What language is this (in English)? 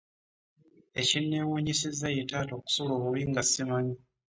Ganda